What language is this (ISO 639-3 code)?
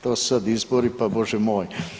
hrv